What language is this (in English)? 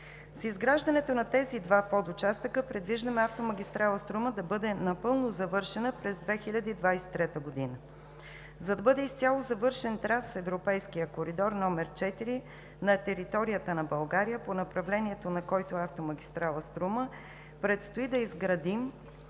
Bulgarian